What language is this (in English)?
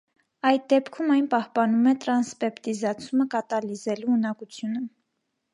Armenian